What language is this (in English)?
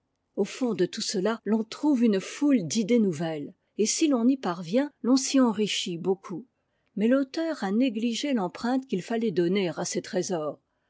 French